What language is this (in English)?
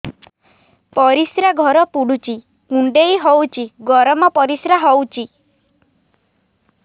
Odia